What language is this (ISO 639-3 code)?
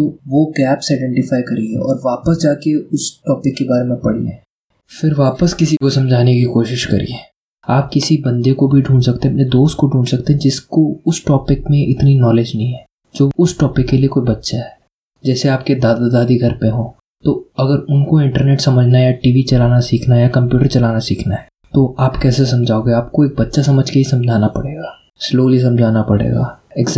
hin